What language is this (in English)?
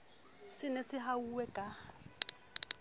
Southern Sotho